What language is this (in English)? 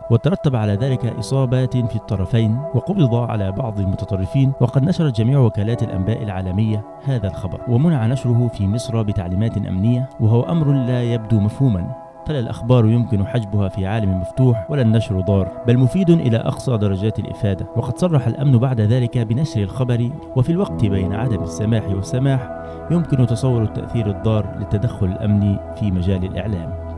Arabic